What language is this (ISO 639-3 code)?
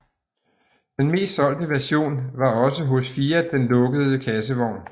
dan